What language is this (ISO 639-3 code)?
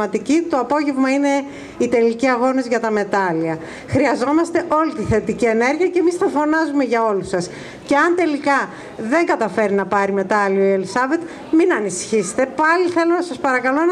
ell